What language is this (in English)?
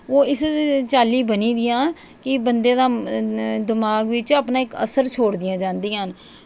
Dogri